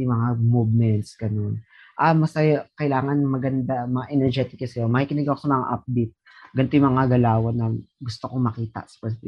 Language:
Filipino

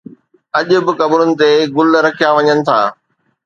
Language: Sindhi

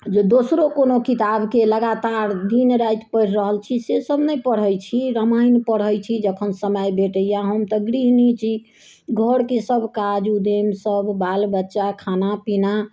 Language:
Maithili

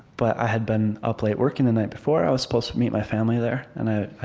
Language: English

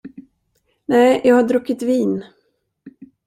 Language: Swedish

